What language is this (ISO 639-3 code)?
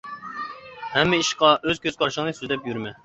uig